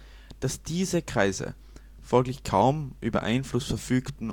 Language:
German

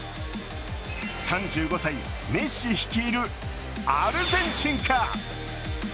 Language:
Japanese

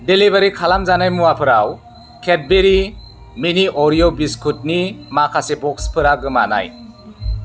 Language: Bodo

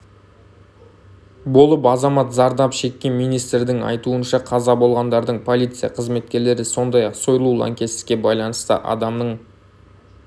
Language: Kazakh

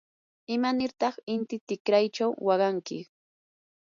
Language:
Yanahuanca Pasco Quechua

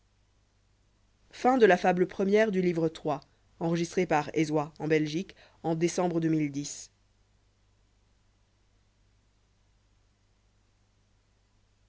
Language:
French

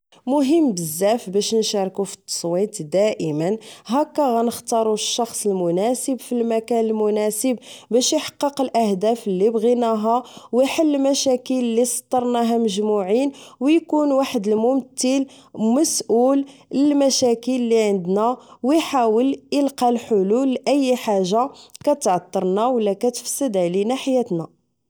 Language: Moroccan Arabic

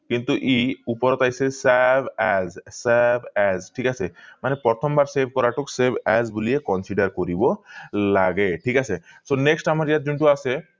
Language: Assamese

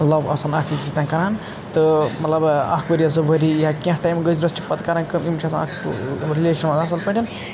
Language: Kashmiri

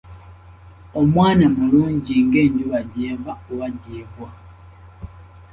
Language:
Ganda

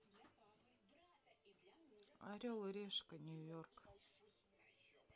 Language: Russian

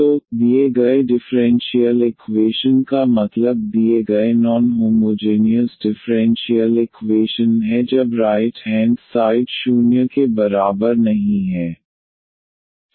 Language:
Hindi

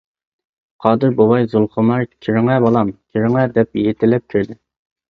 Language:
Uyghur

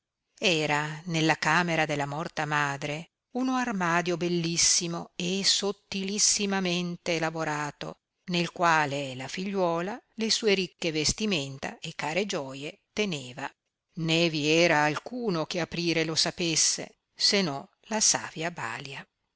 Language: Italian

